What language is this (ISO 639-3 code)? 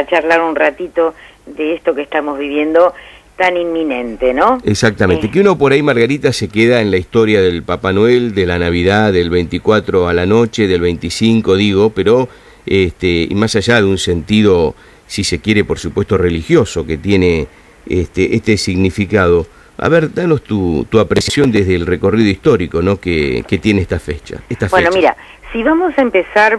spa